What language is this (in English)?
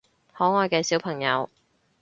Cantonese